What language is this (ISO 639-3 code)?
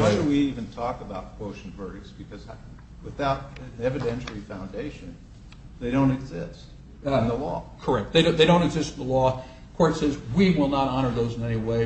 eng